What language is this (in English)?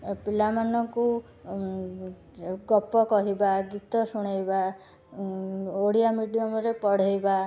Odia